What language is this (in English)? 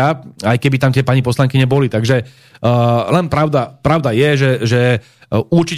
Slovak